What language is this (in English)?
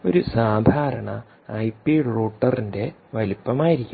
Malayalam